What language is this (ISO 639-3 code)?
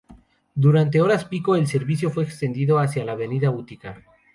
spa